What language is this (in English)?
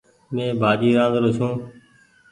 Goaria